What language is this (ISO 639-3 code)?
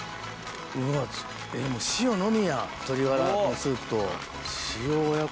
jpn